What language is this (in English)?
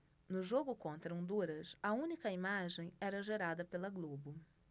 Portuguese